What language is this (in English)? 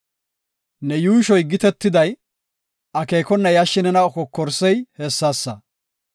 Gofa